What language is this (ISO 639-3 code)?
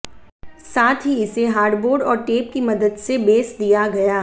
hin